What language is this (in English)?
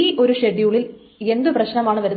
Malayalam